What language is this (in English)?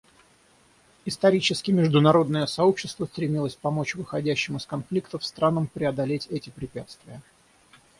Russian